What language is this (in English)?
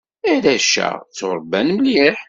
Kabyle